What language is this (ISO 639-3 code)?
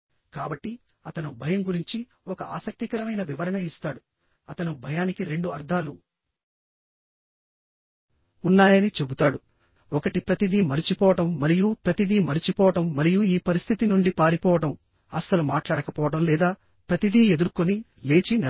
tel